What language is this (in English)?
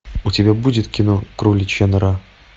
Russian